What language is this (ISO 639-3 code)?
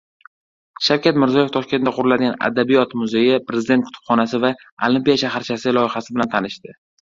uzb